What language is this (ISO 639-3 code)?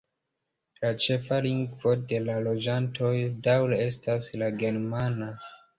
epo